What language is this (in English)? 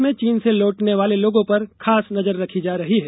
Hindi